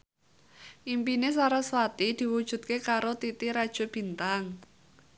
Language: Javanese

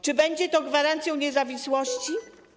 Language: Polish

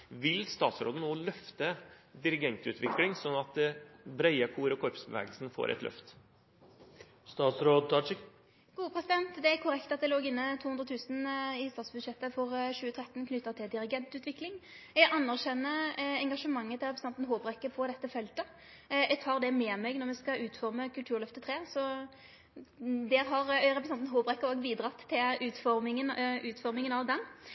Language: Norwegian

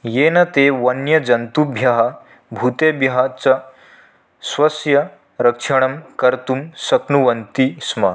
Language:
Sanskrit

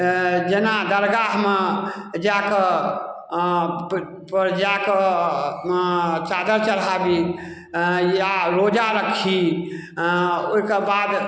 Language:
Maithili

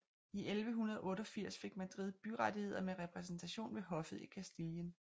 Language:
Danish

